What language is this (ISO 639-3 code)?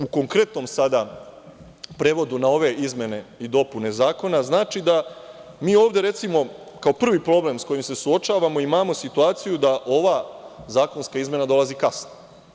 srp